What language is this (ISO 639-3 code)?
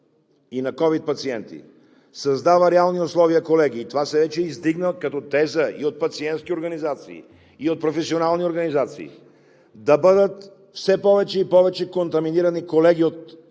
bul